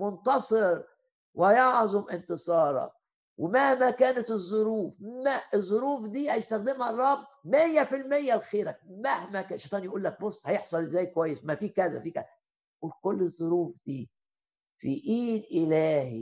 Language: Arabic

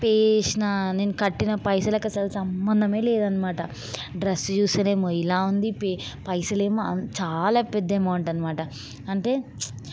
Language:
Telugu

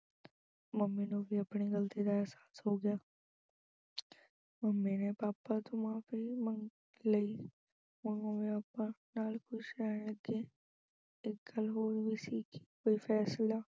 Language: Punjabi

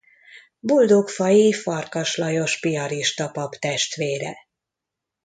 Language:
Hungarian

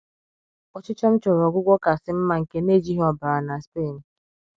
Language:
Igbo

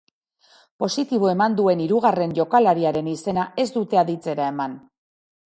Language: Basque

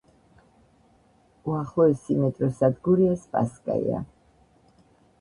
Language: Georgian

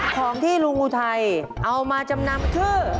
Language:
Thai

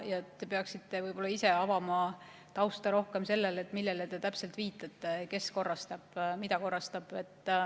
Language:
Estonian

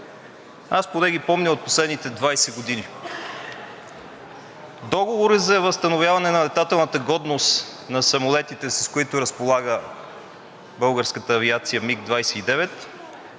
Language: Bulgarian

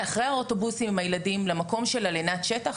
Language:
Hebrew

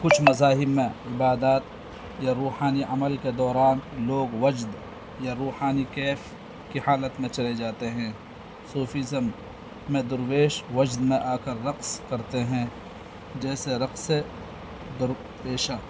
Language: Urdu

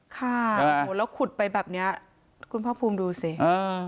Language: Thai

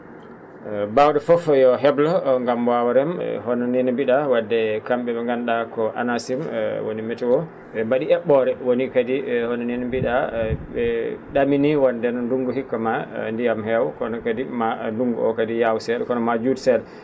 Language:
Fula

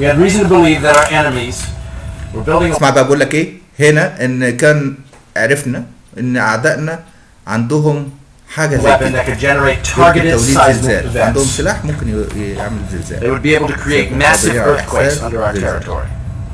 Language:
Arabic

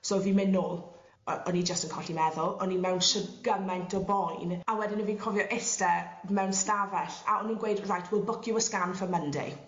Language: Welsh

